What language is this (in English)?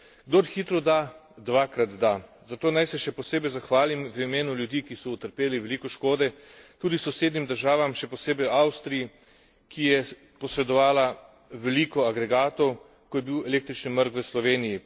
Slovenian